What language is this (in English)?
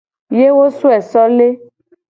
Gen